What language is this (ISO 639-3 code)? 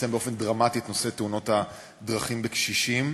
heb